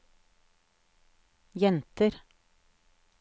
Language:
Norwegian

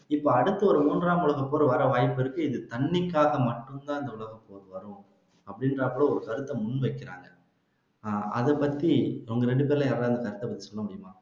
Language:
Tamil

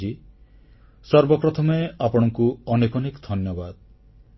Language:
Odia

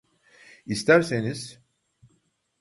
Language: Turkish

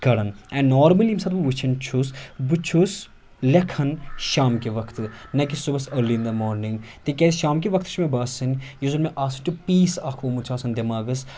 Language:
Kashmiri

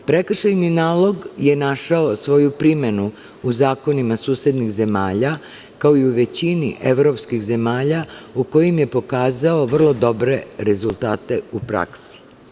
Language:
Serbian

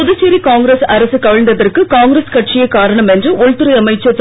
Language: Tamil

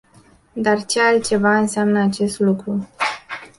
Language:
Romanian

